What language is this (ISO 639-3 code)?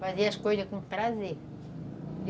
por